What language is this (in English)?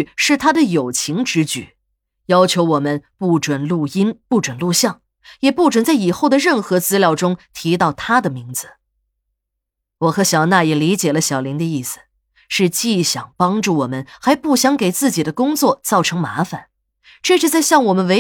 Chinese